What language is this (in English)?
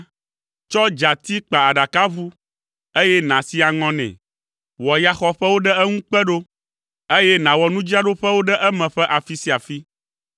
Ewe